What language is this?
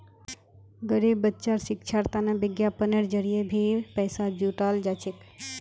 Magahi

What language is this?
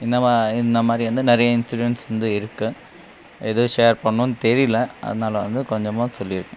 Tamil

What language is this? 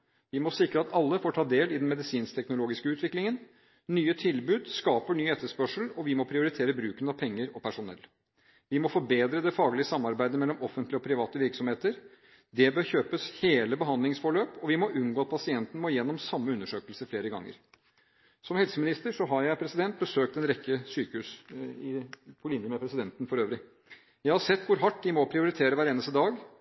Norwegian Bokmål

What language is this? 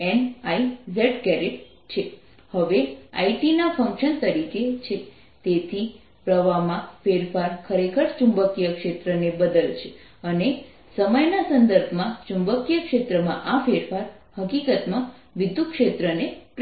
Gujarati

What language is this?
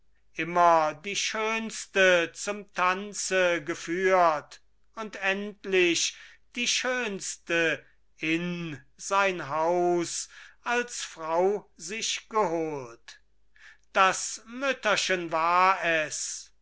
German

